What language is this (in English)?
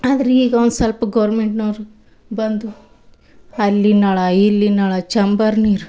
Kannada